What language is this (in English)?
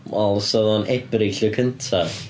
Welsh